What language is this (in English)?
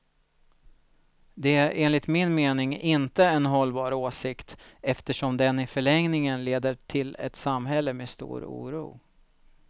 Swedish